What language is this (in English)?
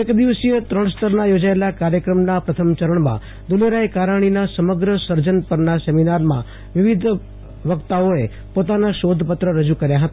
Gujarati